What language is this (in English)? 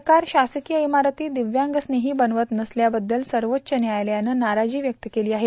Marathi